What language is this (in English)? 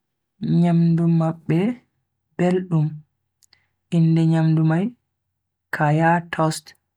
Bagirmi Fulfulde